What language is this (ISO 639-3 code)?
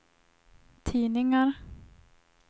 swe